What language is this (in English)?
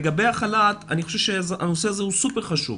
Hebrew